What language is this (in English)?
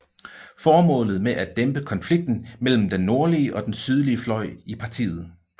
Danish